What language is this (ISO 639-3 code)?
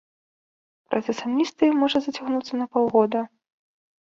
bel